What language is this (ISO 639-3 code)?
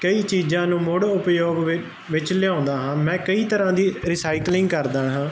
pan